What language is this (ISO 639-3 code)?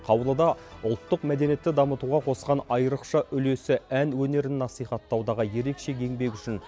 kaz